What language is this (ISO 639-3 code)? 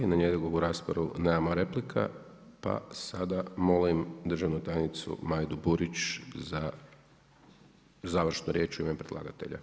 hrv